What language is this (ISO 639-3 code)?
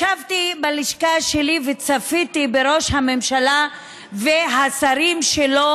heb